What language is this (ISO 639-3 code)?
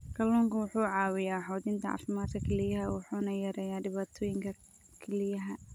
som